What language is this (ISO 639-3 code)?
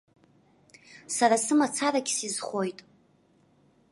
abk